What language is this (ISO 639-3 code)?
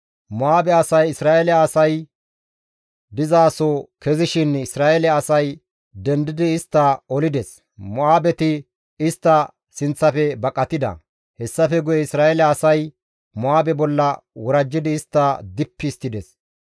gmv